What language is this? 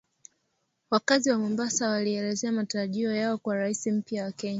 Swahili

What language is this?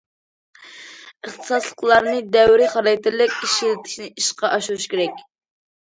Uyghur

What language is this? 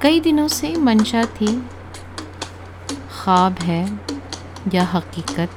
Hindi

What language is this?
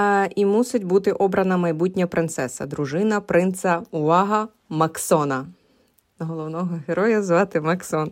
Ukrainian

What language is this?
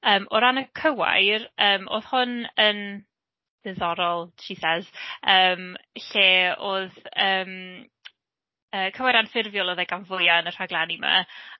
Welsh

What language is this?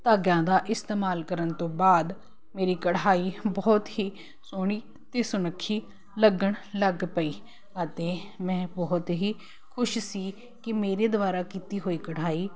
Punjabi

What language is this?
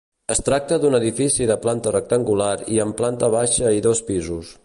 Catalan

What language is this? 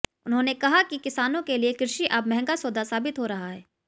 Hindi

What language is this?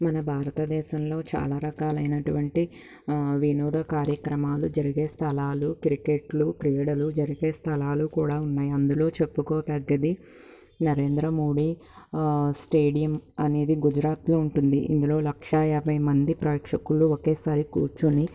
Telugu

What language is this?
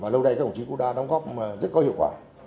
Vietnamese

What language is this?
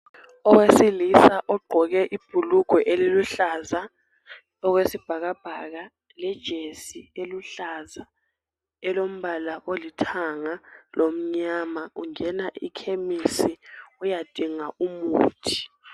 North Ndebele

